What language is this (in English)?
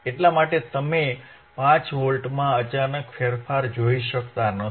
Gujarati